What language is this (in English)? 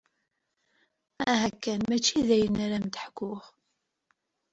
Kabyle